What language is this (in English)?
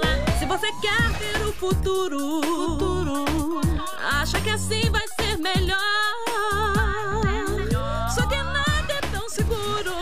Portuguese